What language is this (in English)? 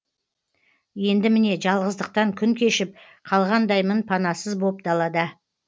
Kazakh